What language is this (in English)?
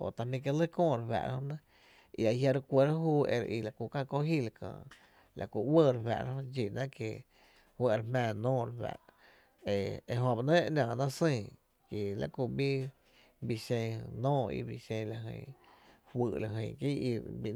Tepinapa Chinantec